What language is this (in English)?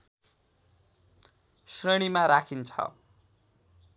Nepali